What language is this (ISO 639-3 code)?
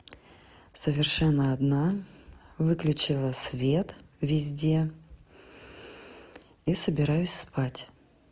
rus